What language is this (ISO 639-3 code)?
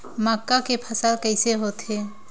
hne